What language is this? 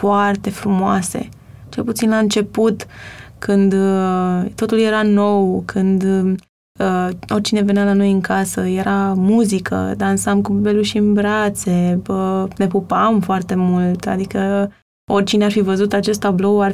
Romanian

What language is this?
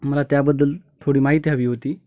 Marathi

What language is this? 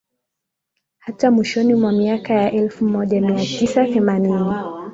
Swahili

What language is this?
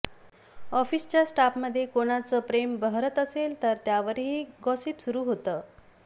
Marathi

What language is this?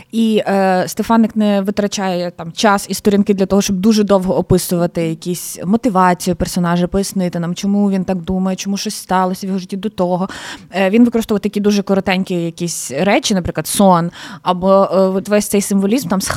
Ukrainian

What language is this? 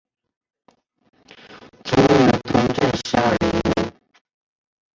Chinese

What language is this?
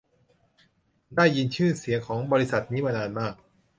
Thai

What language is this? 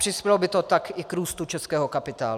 Czech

